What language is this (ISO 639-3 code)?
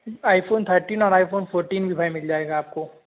urd